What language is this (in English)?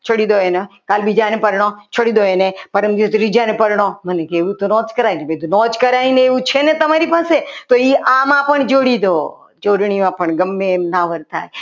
Gujarati